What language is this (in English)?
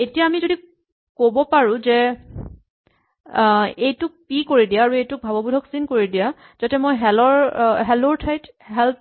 Assamese